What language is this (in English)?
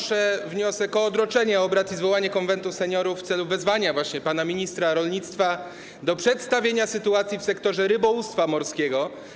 Polish